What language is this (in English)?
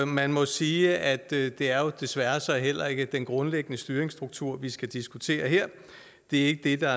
Danish